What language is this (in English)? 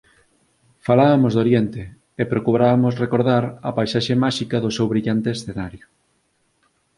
Galician